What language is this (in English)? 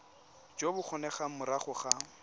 Tswana